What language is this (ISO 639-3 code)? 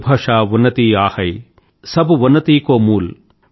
tel